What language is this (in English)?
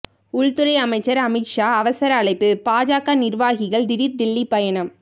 Tamil